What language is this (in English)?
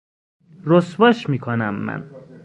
Persian